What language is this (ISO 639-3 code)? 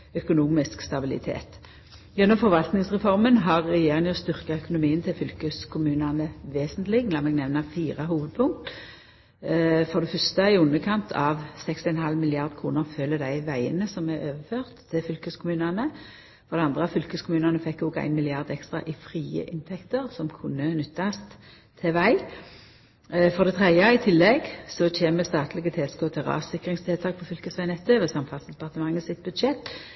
nno